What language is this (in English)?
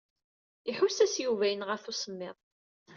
Kabyle